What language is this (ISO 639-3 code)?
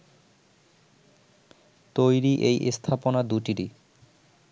ben